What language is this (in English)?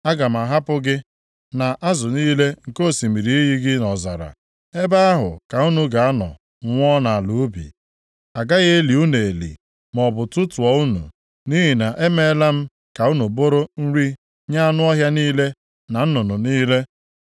Igbo